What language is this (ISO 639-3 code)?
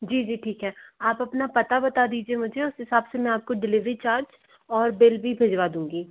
hin